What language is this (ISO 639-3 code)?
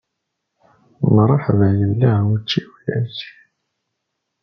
kab